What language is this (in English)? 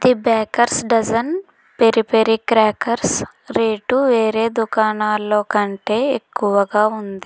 Telugu